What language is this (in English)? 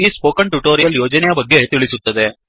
Kannada